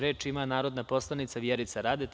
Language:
Serbian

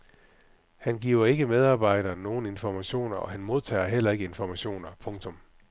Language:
Danish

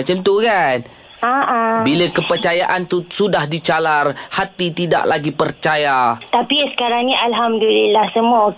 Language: Malay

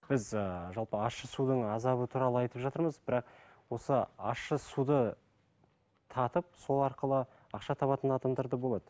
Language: Kazakh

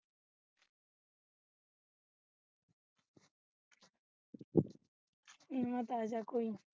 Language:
Punjabi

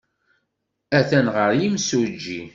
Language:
Kabyle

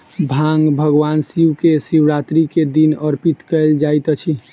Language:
Maithili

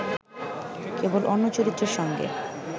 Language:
Bangla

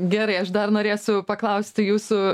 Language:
Lithuanian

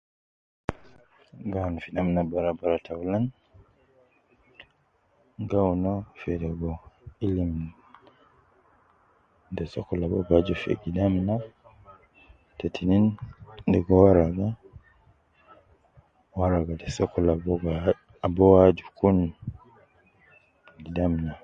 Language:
Nubi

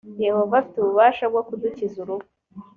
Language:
Kinyarwanda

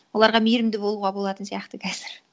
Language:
Kazakh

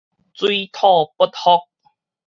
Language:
Min Nan Chinese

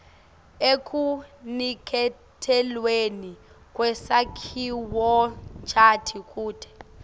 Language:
Swati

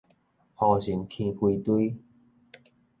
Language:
Min Nan Chinese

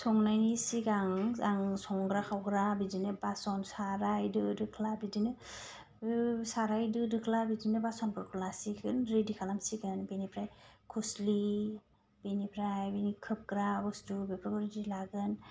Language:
Bodo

